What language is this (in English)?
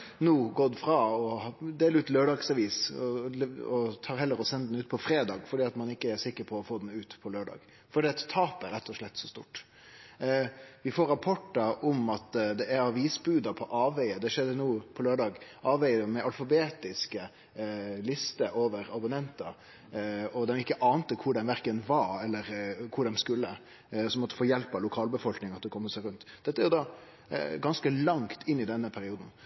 Norwegian Nynorsk